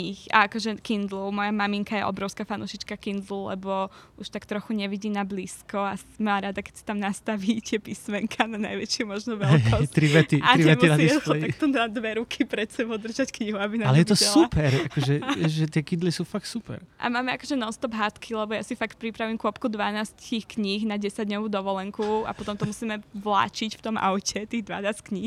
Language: Slovak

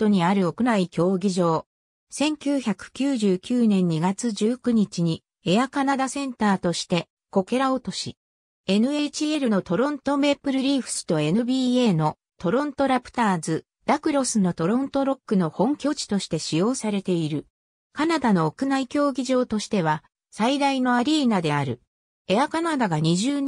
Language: Japanese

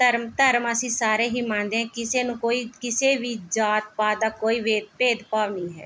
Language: Punjabi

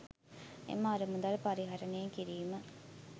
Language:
Sinhala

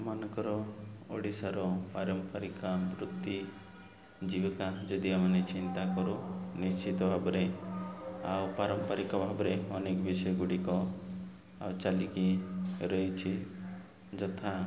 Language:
Odia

